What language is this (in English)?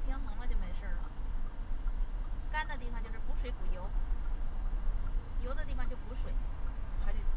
Chinese